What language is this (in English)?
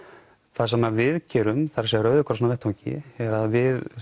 Icelandic